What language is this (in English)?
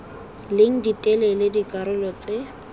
Tswana